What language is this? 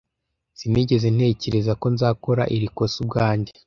Kinyarwanda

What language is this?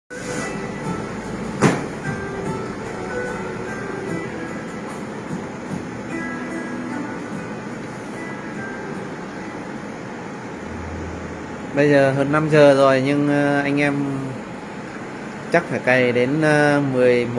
Vietnamese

